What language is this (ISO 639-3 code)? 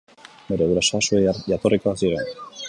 eus